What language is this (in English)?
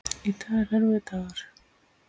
Icelandic